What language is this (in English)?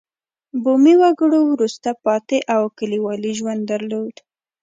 Pashto